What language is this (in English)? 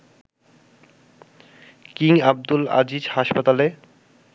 Bangla